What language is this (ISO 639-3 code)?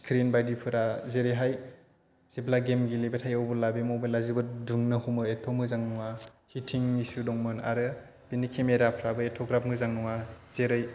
brx